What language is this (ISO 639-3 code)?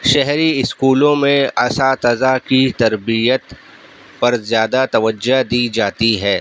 urd